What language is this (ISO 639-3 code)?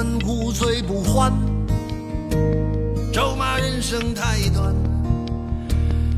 zho